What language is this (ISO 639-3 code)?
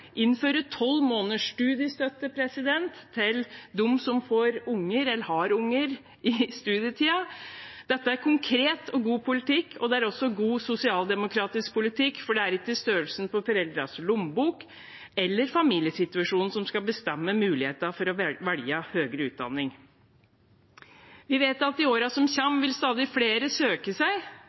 nob